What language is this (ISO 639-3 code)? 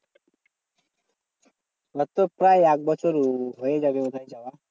ben